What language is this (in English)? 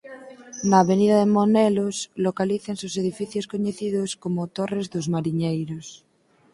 Galician